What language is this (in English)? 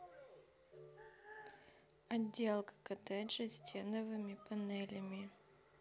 Russian